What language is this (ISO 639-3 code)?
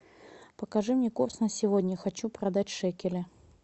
rus